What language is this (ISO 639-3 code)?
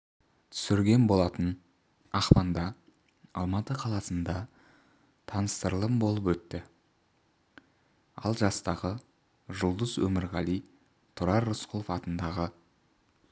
kaz